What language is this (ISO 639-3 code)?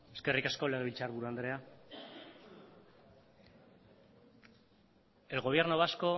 eus